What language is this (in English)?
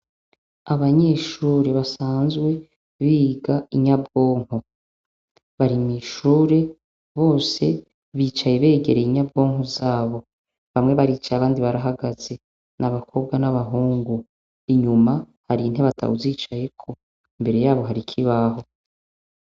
Rundi